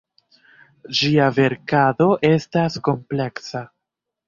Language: Esperanto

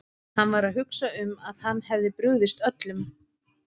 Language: Icelandic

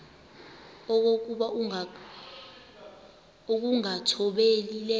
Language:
Xhosa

